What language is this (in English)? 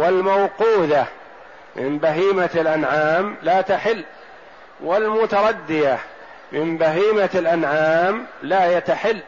Arabic